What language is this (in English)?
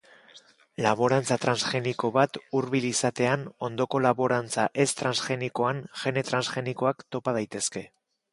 Basque